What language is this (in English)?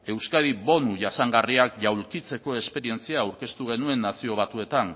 Basque